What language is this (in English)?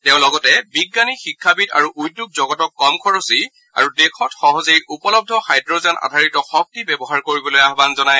Assamese